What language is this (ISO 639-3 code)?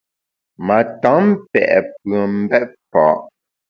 bax